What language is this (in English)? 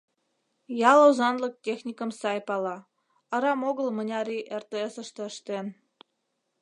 Mari